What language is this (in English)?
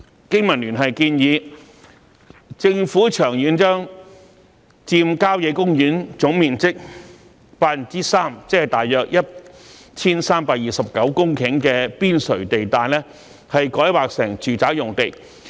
Cantonese